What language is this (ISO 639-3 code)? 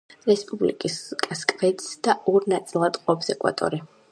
kat